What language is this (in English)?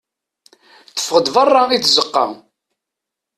Kabyle